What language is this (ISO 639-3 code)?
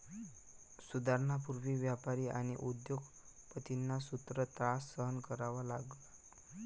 mar